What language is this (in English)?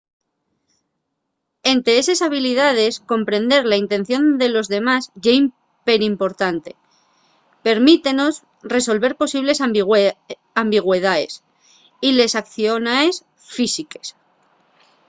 Asturian